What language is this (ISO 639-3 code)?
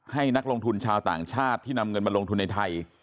tha